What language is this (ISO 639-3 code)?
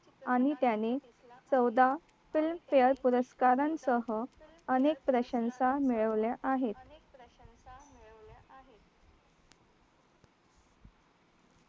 mar